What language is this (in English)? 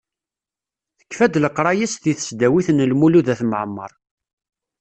Kabyle